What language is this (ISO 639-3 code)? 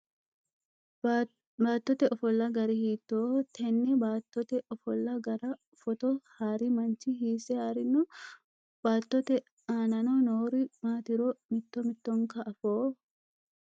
sid